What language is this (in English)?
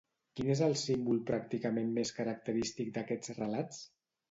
Catalan